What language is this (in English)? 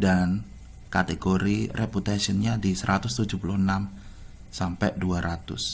Indonesian